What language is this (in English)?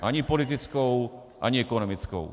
Czech